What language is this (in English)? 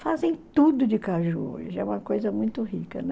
Portuguese